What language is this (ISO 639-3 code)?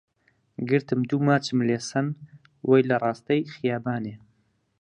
ckb